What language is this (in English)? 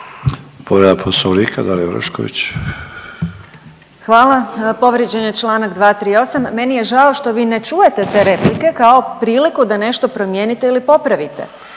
Croatian